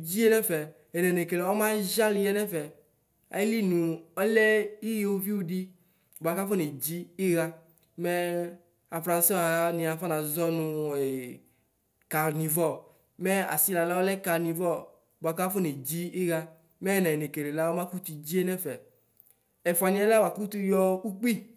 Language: Ikposo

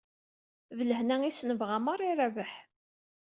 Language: Kabyle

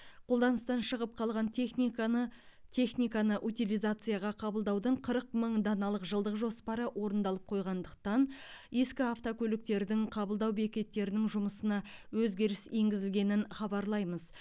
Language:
Kazakh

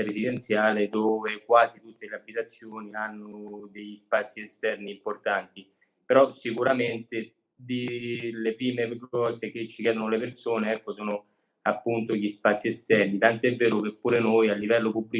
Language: Italian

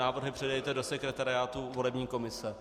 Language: Czech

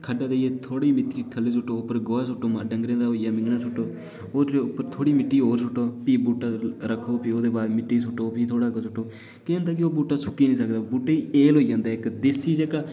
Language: Dogri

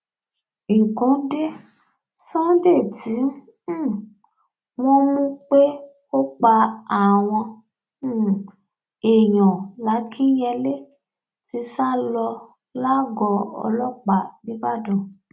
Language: Yoruba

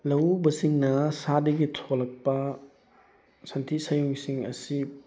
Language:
Manipuri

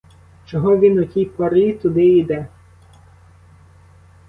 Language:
Ukrainian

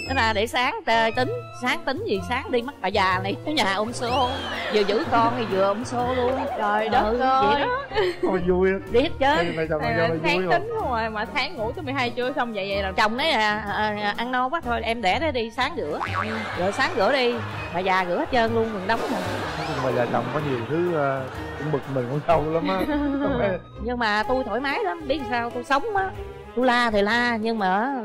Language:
Vietnamese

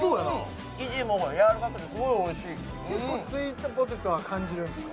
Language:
Japanese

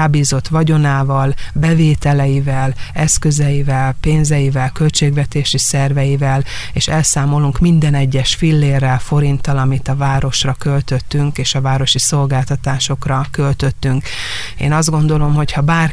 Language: Hungarian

